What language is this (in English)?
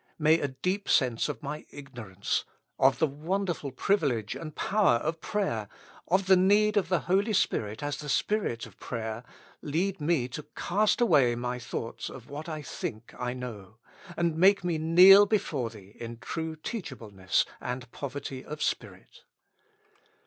English